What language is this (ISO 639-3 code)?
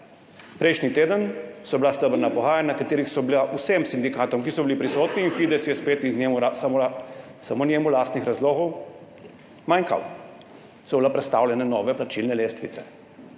slv